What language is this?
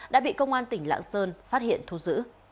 Vietnamese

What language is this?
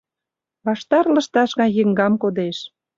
Mari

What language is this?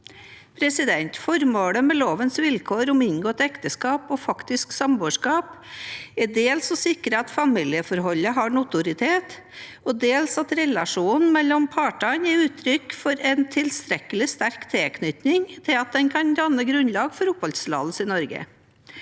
Norwegian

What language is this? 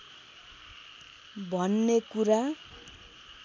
Nepali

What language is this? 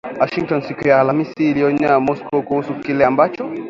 Swahili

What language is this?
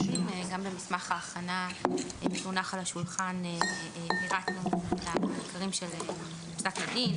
Hebrew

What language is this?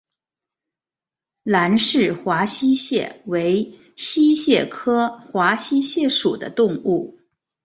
Chinese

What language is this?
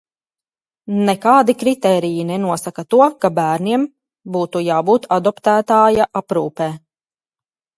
Latvian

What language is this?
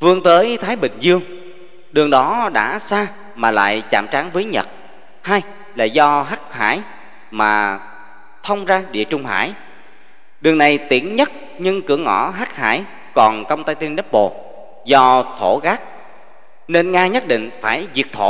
Vietnamese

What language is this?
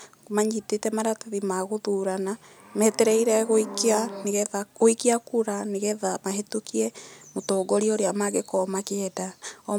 Kikuyu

